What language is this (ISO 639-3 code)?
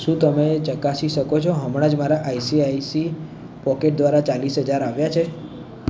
guj